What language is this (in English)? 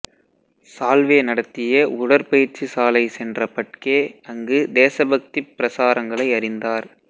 Tamil